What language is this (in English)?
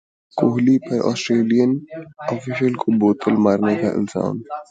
Urdu